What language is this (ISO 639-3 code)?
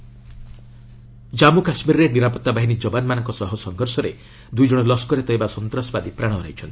ori